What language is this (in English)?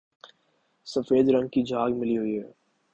Urdu